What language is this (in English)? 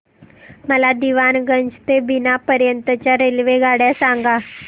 Marathi